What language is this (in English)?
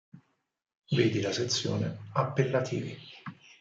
Italian